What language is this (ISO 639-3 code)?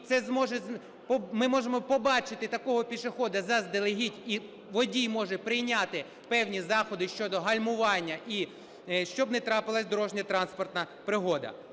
ukr